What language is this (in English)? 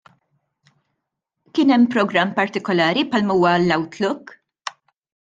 Maltese